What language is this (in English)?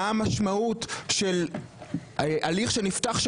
Hebrew